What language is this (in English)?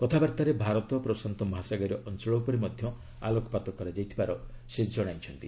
Odia